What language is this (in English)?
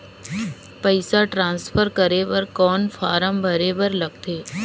Chhattisgarhi